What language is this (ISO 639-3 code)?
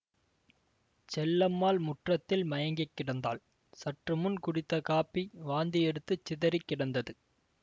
tam